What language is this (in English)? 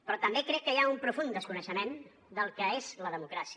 Catalan